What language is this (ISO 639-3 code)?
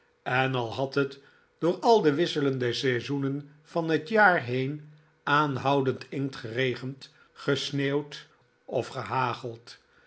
nld